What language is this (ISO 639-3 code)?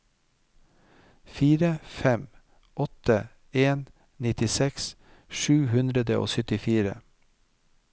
nor